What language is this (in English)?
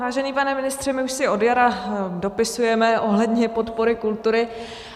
Czech